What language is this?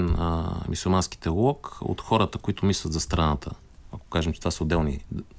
Bulgarian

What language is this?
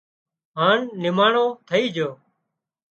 Wadiyara Koli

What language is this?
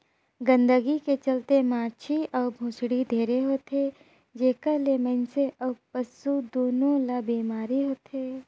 Chhattisgarhi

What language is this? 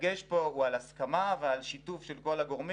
Hebrew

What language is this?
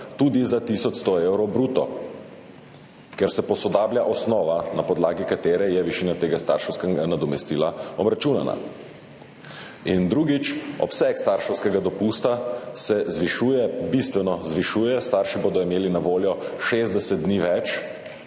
Slovenian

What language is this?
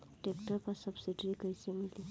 Bhojpuri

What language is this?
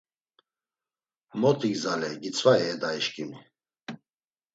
Laz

